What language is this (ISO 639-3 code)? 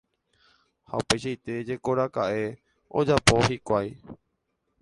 grn